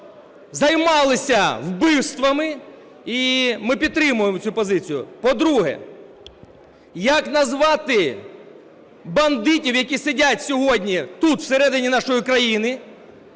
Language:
Ukrainian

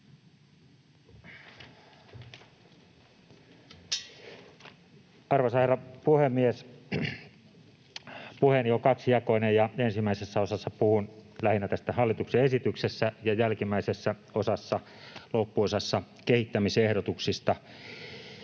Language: Finnish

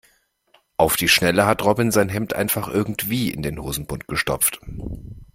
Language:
German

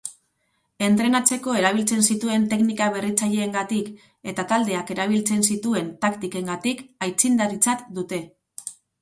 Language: Basque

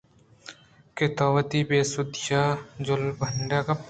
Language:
Eastern Balochi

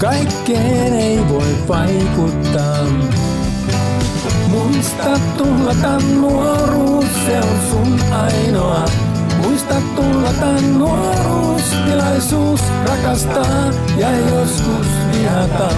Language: Finnish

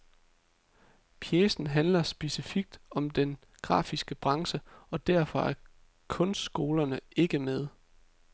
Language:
Danish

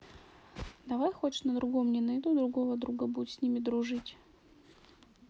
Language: Russian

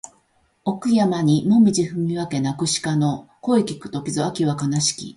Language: Japanese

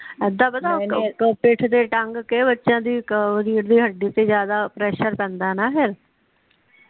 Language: Punjabi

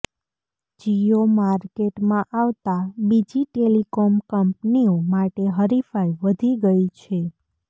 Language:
Gujarati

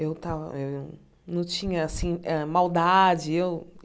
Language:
Portuguese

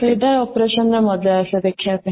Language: Odia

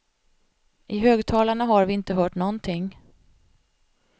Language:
Swedish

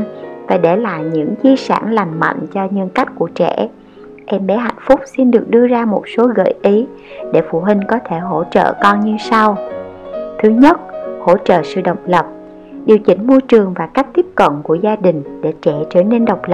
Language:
Vietnamese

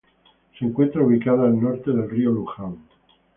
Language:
Spanish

